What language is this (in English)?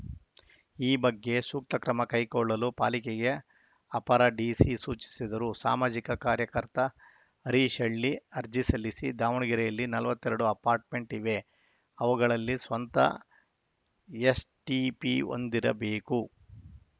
Kannada